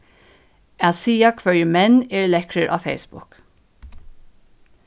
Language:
Faroese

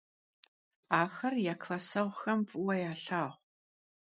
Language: Kabardian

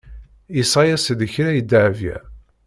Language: Kabyle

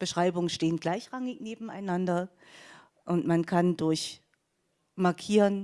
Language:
German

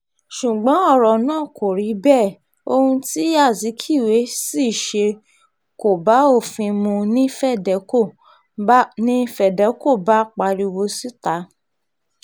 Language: Yoruba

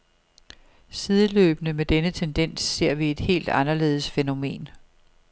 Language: Danish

